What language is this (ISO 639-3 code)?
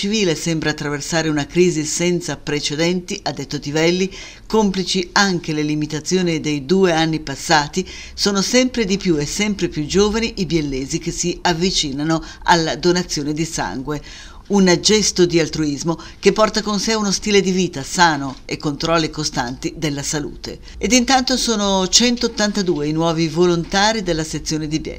ita